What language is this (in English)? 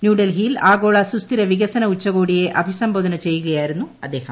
Malayalam